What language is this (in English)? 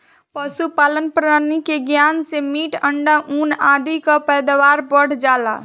Bhojpuri